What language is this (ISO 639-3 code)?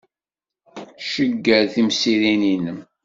kab